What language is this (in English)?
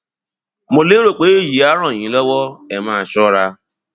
Yoruba